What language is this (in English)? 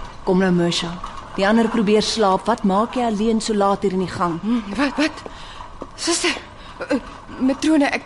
Dutch